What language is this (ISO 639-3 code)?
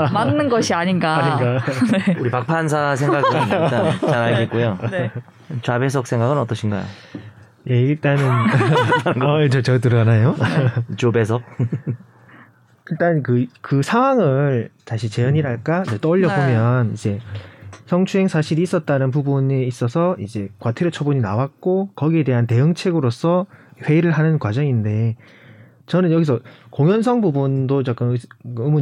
kor